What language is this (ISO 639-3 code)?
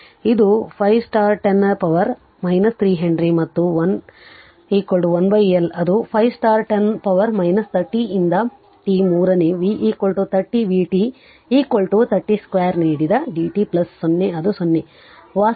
kan